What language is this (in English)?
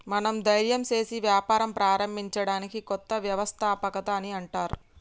Telugu